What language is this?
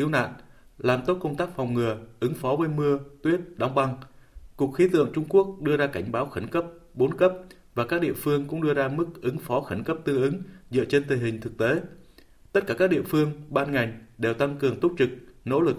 Vietnamese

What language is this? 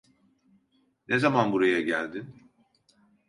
Turkish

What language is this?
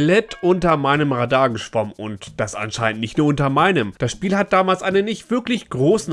German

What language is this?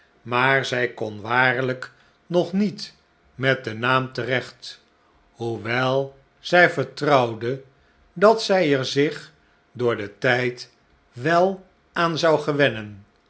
Dutch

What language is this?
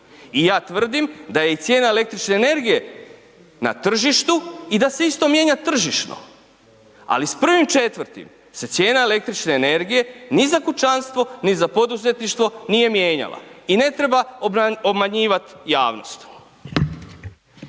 Croatian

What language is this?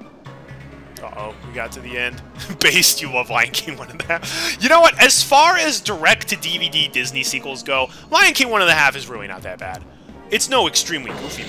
English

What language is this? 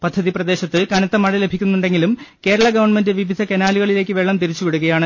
Malayalam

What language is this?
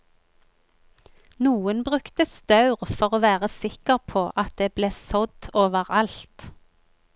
Norwegian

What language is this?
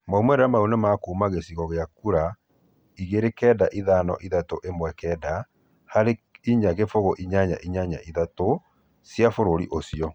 Kikuyu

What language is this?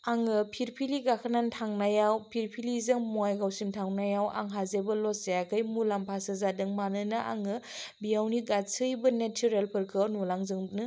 Bodo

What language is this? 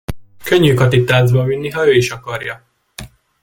Hungarian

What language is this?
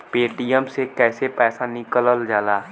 Bhojpuri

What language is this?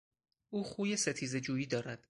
Persian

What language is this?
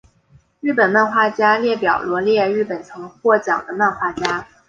Chinese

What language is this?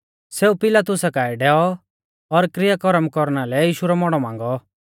Mahasu Pahari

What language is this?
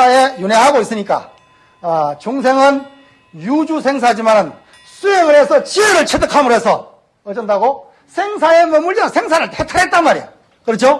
Korean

